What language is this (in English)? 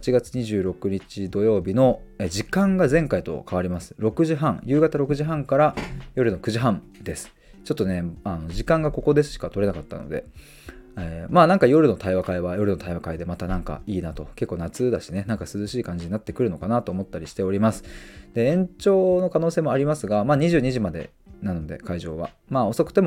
Japanese